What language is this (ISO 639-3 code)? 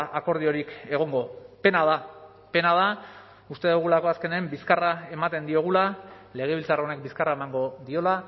eus